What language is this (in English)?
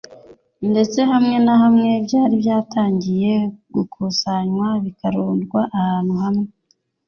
Kinyarwanda